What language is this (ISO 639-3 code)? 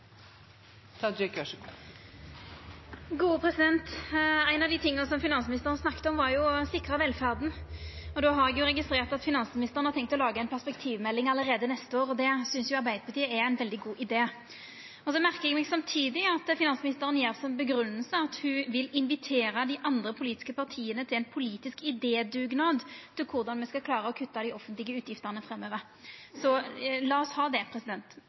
nno